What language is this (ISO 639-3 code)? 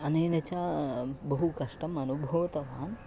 san